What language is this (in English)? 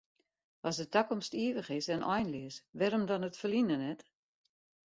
Western Frisian